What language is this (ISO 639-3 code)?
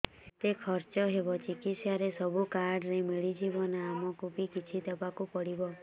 ori